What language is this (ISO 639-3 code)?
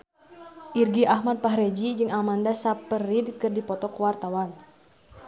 sun